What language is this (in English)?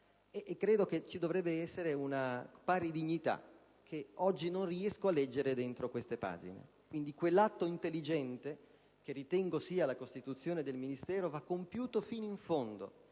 Italian